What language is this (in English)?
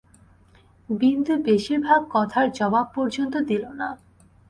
Bangla